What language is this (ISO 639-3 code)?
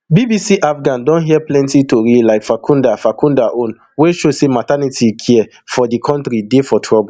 pcm